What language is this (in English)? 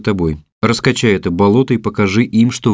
Russian